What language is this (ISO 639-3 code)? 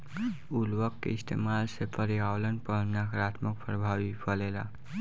bho